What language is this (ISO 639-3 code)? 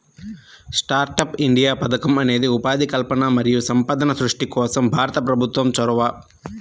tel